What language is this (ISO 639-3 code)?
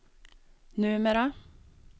swe